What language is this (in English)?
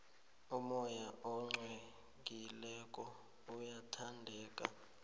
South Ndebele